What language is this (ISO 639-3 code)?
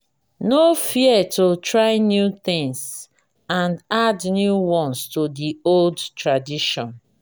pcm